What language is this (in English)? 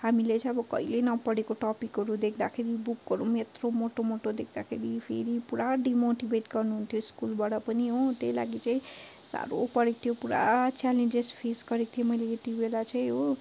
Nepali